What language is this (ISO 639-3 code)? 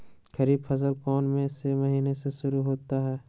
mag